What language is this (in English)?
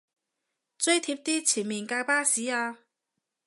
Cantonese